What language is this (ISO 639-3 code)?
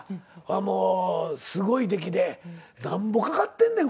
jpn